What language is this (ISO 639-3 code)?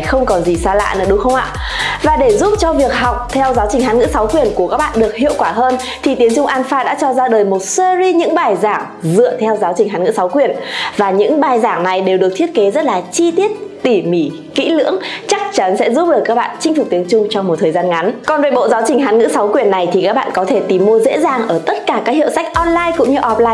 vie